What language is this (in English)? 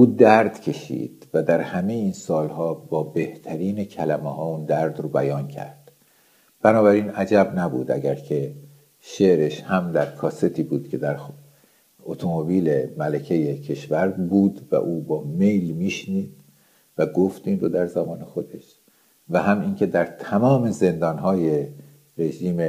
Persian